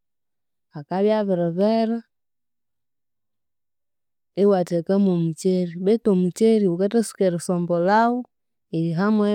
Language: Konzo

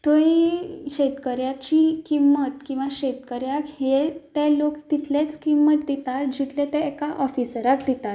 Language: Konkani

